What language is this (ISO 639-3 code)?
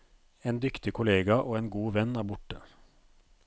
nor